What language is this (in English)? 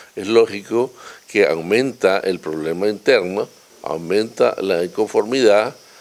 Spanish